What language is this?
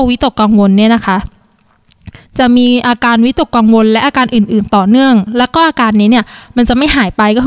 Thai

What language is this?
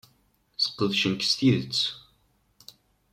Kabyle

